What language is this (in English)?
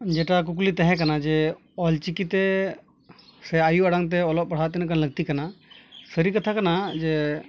Santali